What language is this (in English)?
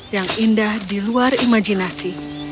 Indonesian